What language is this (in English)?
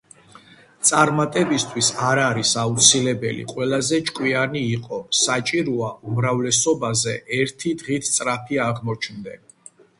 Georgian